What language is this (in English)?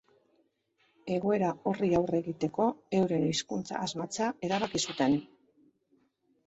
Basque